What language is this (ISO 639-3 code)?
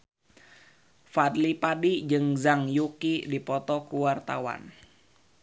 sun